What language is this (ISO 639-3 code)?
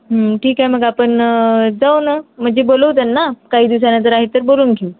mar